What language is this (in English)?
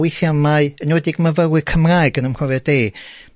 Welsh